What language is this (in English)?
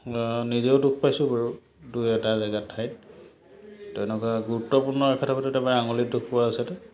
Assamese